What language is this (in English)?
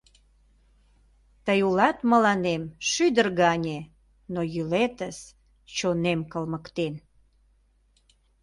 Mari